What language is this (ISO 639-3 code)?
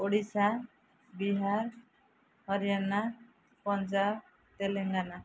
ori